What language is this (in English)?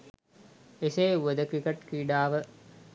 Sinhala